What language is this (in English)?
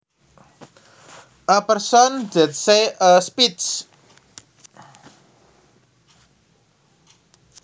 Javanese